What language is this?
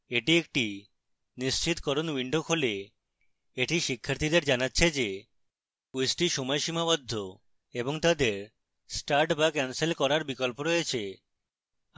Bangla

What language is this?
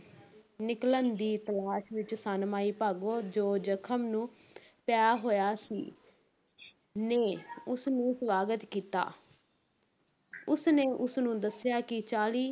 Punjabi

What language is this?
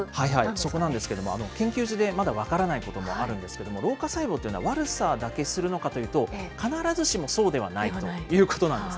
Japanese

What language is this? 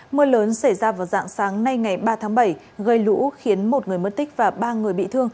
Vietnamese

